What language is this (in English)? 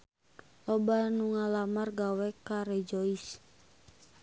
Sundanese